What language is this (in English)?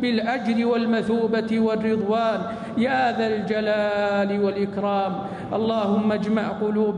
Arabic